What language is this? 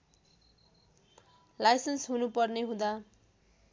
Nepali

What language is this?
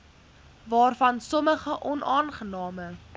Afrikaans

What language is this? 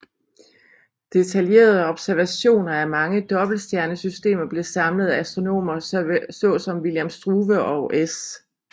Danish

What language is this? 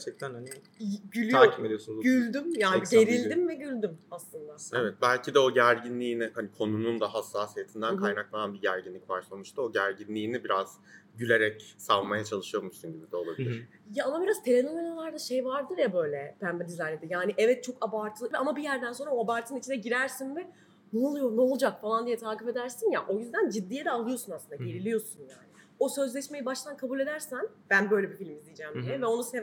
Turkish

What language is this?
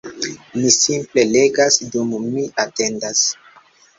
Esperanto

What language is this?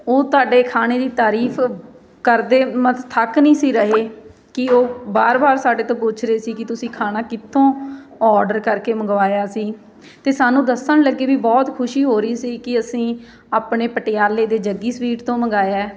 Punjabi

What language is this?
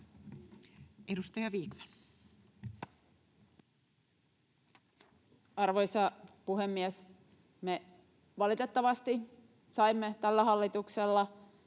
Finnish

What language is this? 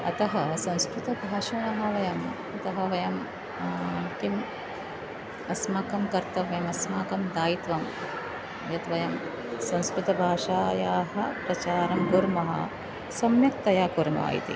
Sanskrit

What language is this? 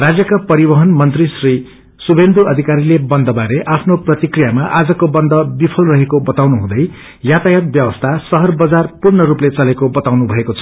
Nepali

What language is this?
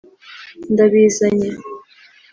Kinyarwanda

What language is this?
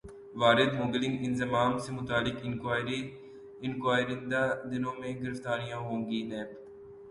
Urdu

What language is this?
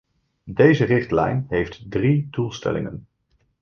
Dutch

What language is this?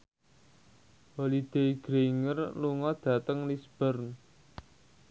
Javanese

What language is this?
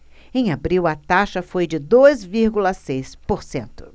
Portuguese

